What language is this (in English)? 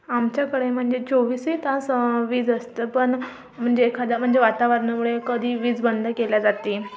Marathi